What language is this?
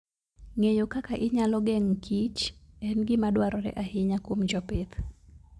Luo (Kenya and Tanzania)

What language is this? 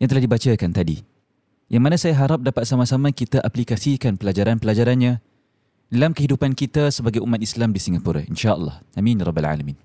Malay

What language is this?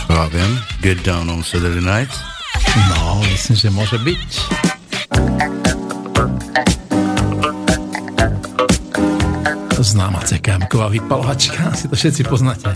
Slovak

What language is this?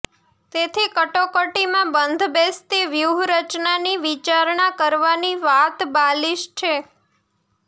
Gujarati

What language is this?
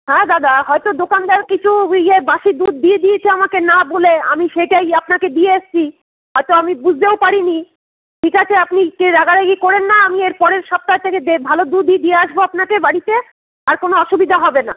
Bangla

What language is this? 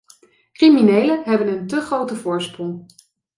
Dutch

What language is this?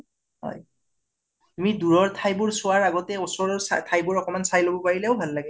Assamese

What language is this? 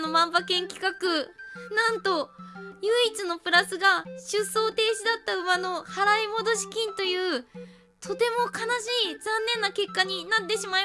Japanese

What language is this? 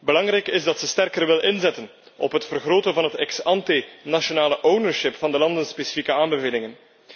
Dutch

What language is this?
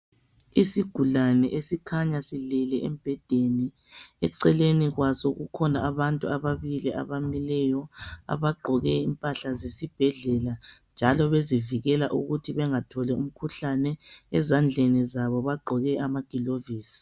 North Ndebele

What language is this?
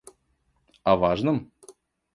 Russian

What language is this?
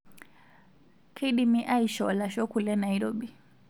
Masai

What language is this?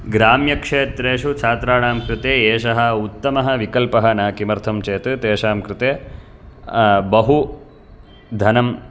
Sanskrit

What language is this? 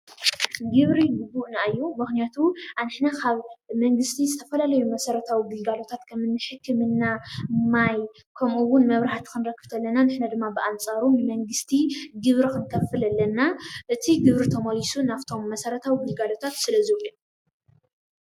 Tigrinya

